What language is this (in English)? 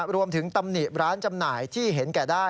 Thai